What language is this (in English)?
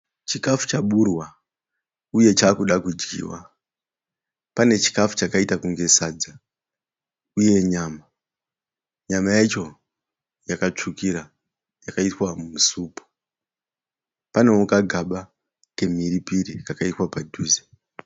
Shona